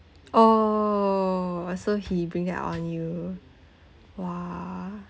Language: English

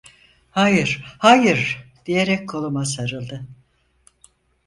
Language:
Turkish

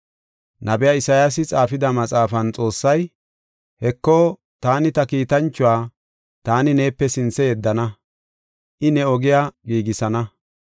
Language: Gofa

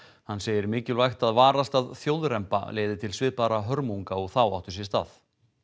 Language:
Icelandic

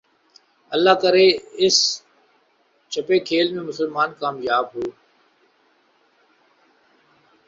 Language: Urdu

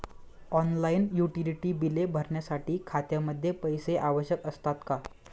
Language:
Marathi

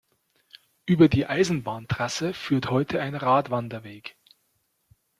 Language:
German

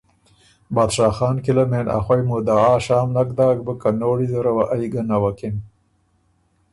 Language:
Ormuri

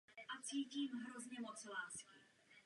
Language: Czech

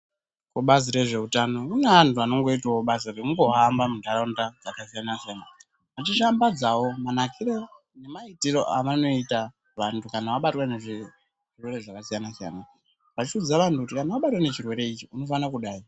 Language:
Ndau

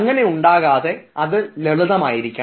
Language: Malayalam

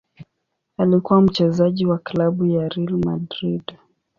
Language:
Swahili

